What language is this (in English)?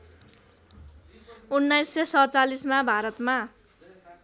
Nepali